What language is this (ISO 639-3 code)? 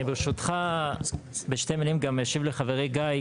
heb